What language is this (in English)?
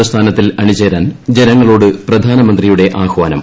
Malayalam